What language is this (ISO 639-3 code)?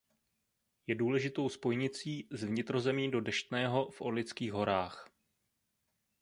ces